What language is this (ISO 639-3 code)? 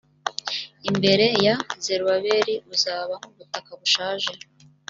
kin